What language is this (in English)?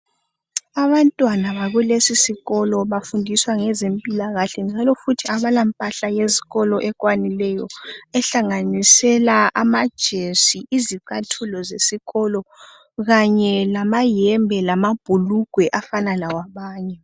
North Ndebele